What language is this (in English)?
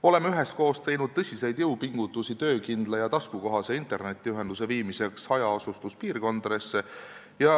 Estonian